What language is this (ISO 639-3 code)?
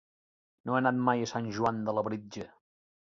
cat